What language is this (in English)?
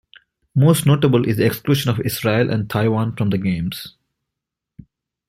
English